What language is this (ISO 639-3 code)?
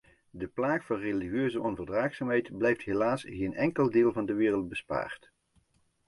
nld